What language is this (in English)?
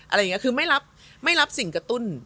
Thai